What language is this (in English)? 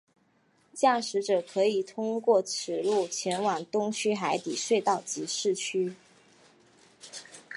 Chinese